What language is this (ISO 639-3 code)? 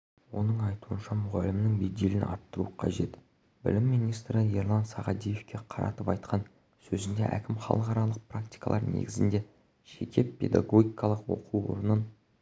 kaz